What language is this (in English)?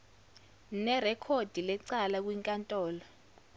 Zulu